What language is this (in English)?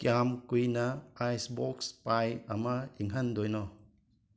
Manipuri